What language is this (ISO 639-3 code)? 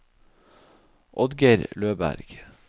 nor